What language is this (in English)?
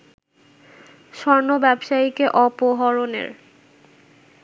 Bangla